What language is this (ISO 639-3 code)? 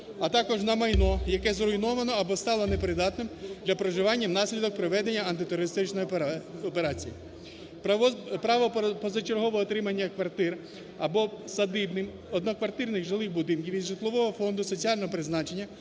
ukr